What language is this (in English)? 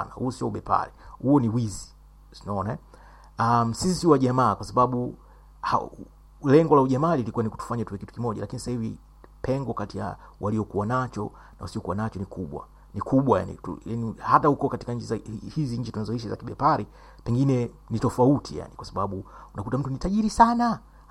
Swahili